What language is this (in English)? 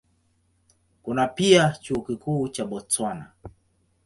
Swahili